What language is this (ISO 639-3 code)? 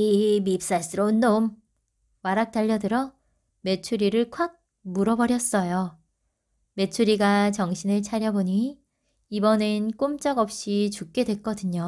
kor